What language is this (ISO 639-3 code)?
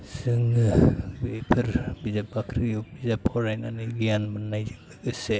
brx